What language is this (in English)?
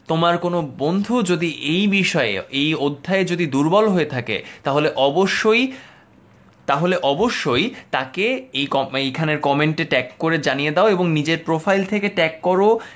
Bangla